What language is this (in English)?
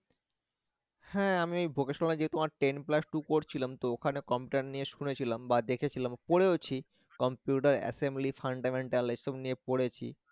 Bangla